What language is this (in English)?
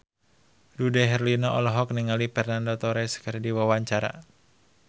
Sundanese